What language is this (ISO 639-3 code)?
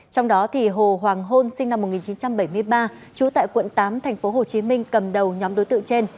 vie